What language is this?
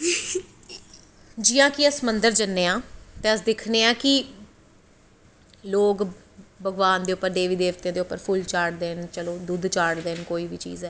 Dogri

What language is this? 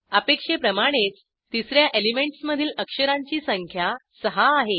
Marathi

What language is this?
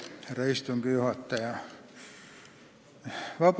Estonian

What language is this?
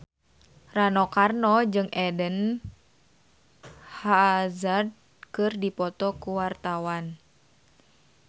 Sundanese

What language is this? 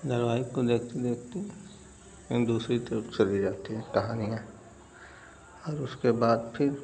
Hindi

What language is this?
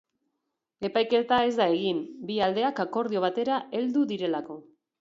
Basque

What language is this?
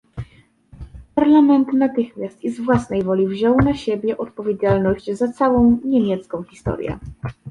Polish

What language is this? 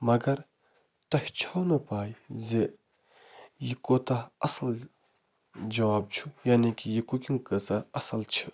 Kashmiri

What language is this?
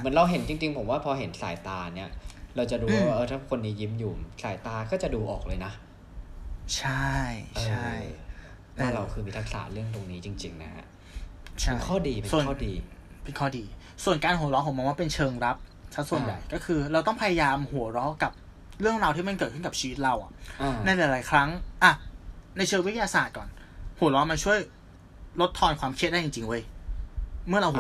Thai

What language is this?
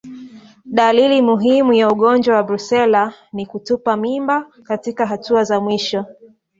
Swahili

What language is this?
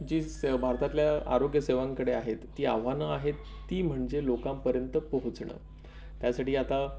Marathi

